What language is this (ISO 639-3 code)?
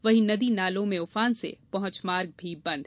hin